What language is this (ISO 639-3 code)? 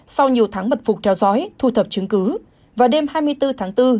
vie